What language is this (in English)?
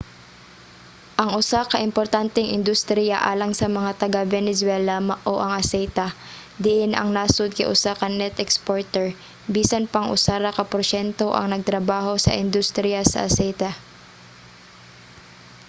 Cebuano